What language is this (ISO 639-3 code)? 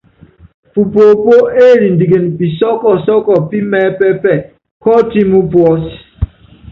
yav